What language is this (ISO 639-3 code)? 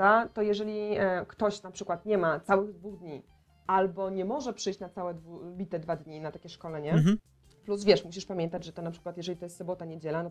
pol